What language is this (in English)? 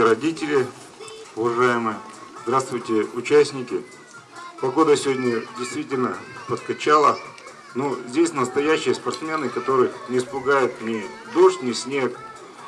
Russian